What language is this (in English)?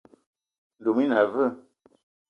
Eton (Cameroon)